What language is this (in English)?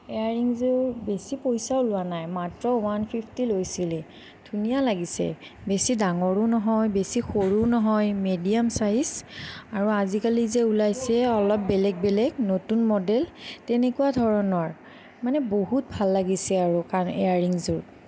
Assamese